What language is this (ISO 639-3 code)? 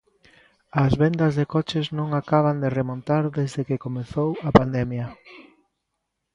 glg